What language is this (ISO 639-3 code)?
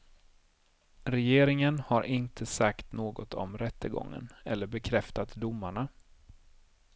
swe